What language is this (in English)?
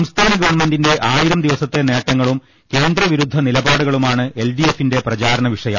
Malayalam